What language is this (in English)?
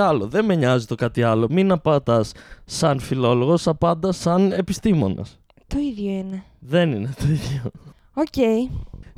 Greek